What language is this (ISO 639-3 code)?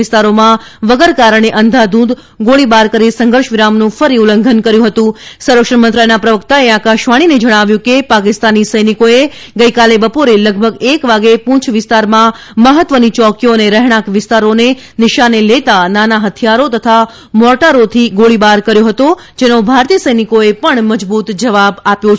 guj